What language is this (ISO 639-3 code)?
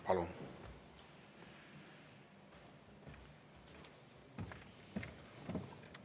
est